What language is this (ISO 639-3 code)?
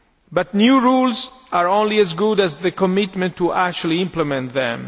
eng